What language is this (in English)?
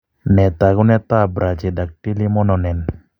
Kalenjin